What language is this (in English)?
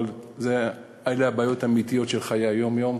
Hebrew